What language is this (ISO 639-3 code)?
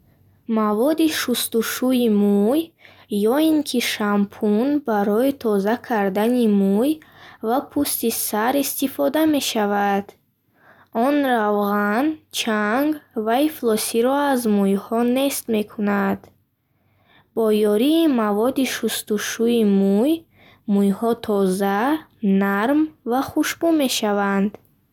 bhh